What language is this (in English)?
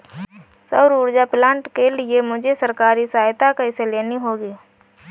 Hindi